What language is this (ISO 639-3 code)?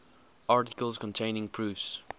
eng